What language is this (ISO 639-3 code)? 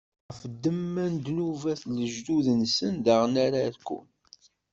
kab